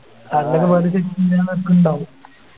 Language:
Malayalam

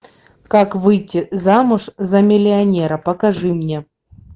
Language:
Russian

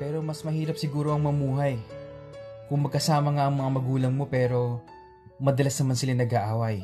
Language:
Filipino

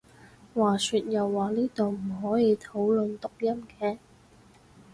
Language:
Cantonese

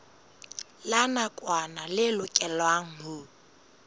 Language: Southern Sotho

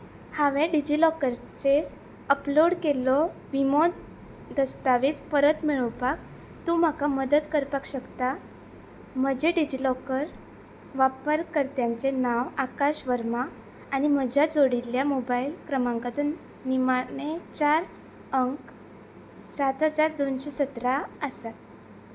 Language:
Konkani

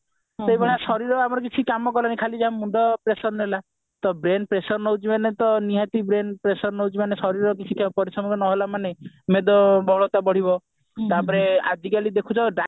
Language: Odia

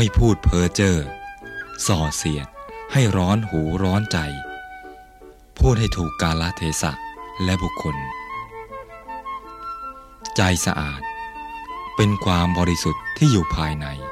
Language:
Thai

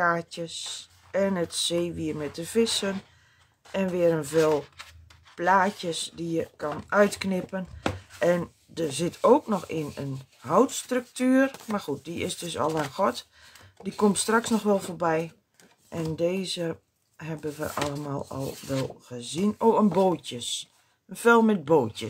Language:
Dutch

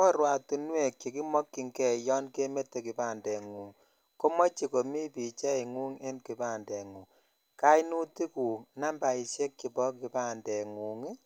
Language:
Kalenjin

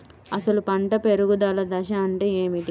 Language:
Telugu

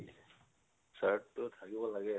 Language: Assamese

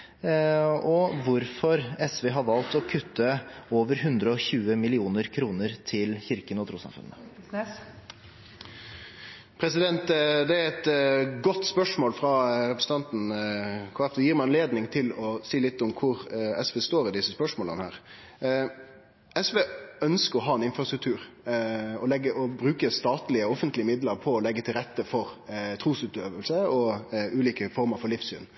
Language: Norwegian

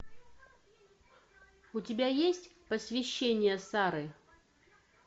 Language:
Russian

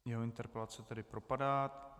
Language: Czech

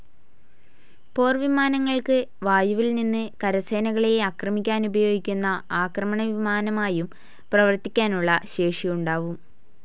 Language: Malayalam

